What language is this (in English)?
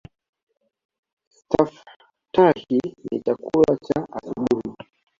Swahili